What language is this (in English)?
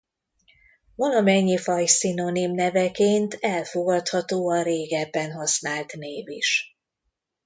Hungarian